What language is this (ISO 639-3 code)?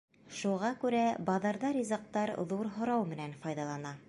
bak